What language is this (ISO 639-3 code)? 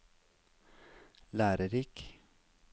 nor